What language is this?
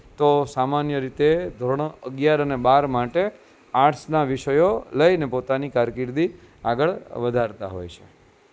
Gujarati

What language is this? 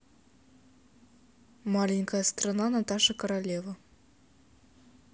Russian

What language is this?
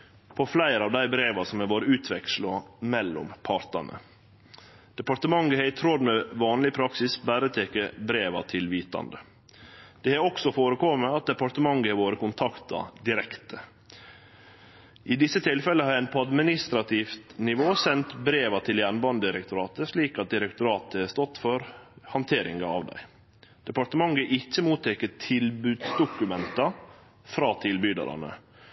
Norwegian Nynorsk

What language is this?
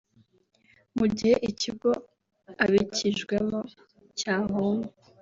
Kinyarwanda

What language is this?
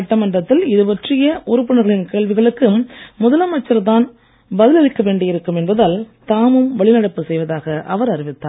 Tamil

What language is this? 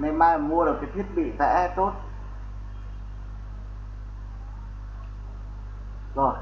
Vietnamese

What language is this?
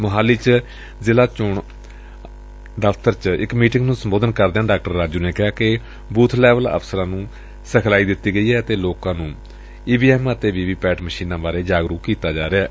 Punjabi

